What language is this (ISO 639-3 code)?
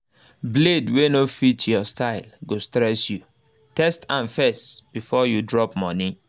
pcm